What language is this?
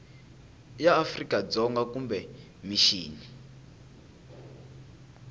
Tsonga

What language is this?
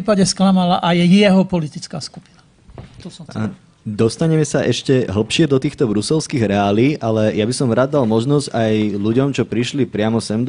Slovak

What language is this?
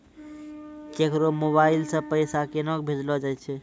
Maithili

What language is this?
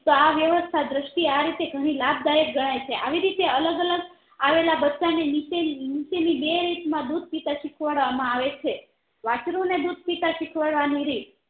Gujarati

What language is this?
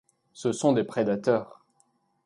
French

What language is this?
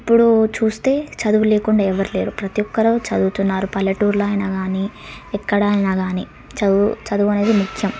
Telugu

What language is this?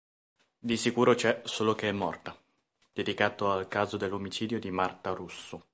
Italian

